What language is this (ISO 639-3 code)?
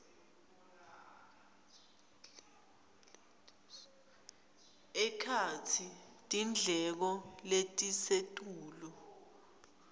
ssw